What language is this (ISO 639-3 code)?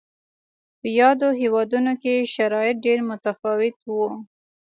pus